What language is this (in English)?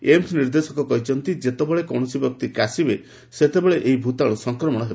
Odia